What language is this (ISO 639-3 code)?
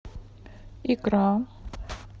rus